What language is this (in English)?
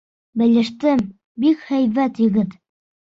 Bashkir